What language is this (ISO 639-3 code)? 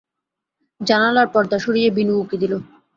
ben